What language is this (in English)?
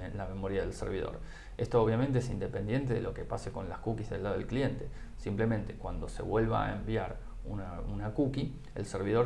Spanish